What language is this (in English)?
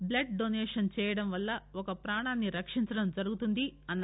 Telugu